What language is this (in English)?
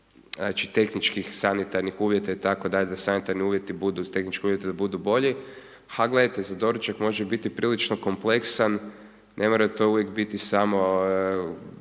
Croatian